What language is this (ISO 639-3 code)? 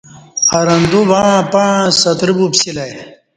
bsh